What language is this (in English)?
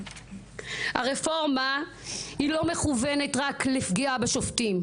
Hebrew